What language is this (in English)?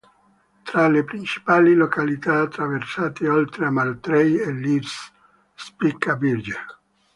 Italian